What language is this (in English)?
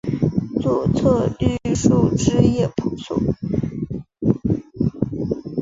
Chinese